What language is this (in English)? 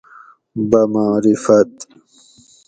Gawri